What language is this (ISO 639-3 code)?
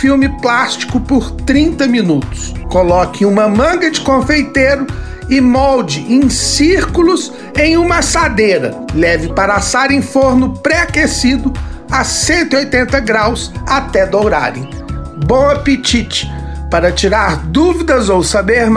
por